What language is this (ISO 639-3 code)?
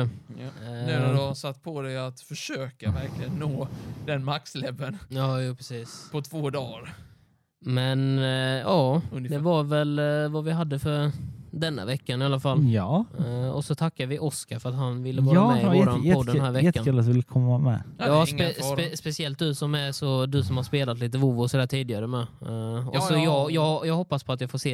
swe